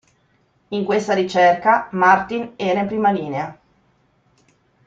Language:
Italian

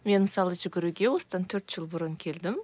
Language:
Kazakh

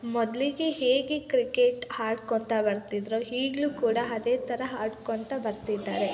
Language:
Kannada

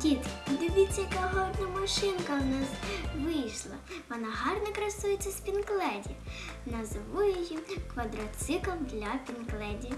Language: Ukrainian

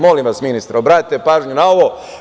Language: Serbian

